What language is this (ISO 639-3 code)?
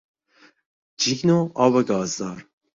fas